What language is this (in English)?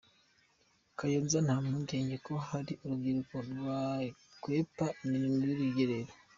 Kinyarwanda